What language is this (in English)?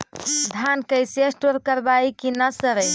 Magahi